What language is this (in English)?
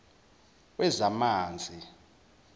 Zulu